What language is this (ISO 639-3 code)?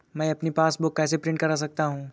hin